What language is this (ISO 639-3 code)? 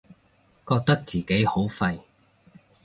yue